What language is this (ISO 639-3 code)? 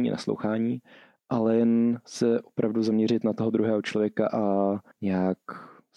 ces